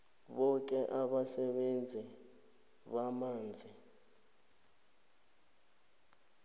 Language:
South Ndebele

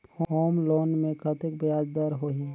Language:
Chhattisgarhi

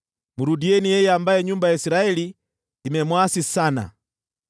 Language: Swahili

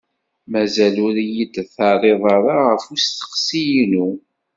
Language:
Kabyle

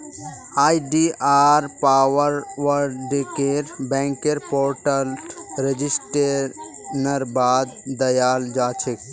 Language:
Magahi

